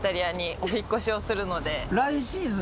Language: Japanese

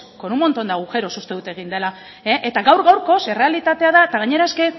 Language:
Basque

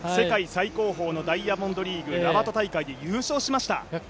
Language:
Japanese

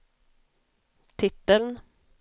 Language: Swedish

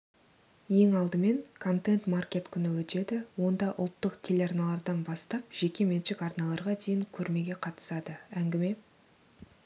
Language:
Kazakh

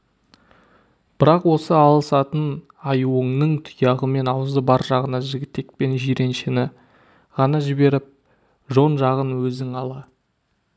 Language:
Kazakh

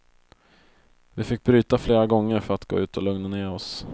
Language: Swedish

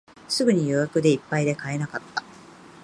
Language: Japanese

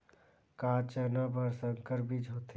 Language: Chhattisgarhi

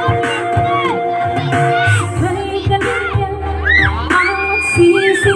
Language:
Indonesian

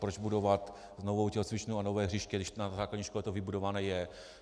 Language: Czech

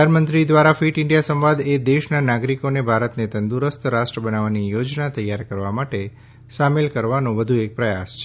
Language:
Gujarati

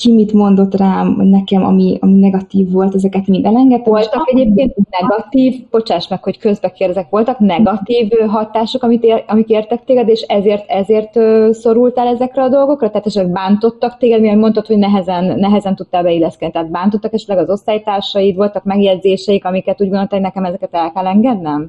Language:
Hungarian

